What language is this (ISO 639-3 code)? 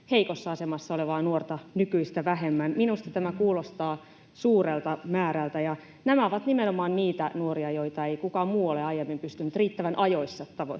fin